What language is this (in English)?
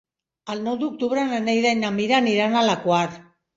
Catalan